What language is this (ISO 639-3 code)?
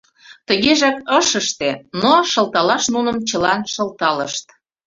chm